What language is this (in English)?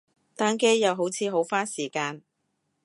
Cantonese